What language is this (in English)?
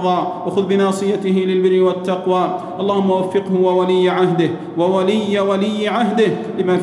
Arabic